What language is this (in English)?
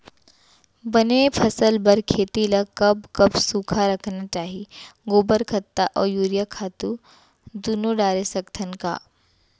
Chhattisgarhi